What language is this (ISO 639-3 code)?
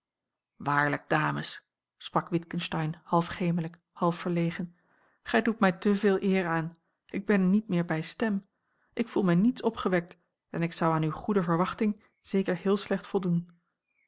nld